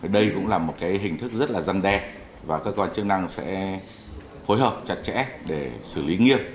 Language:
Vietnamese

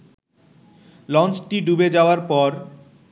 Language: Bangla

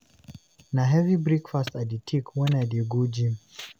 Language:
Nigerian Pidgin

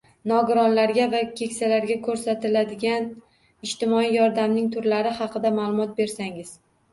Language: Uzbek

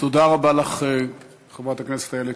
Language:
Hebrew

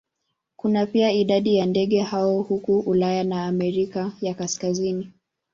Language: Swahili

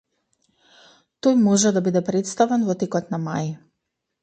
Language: Macedonian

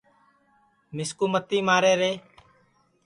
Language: Sansi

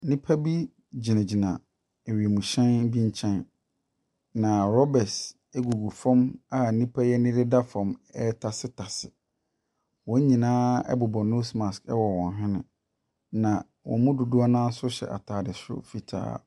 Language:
Akan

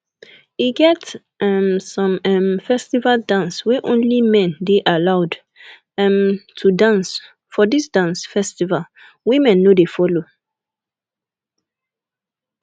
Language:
Nigerian Pidgin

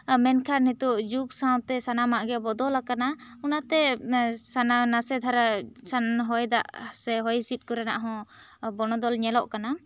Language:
Santali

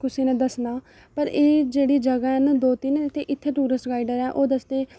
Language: Dogri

